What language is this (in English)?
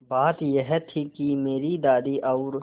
Hindi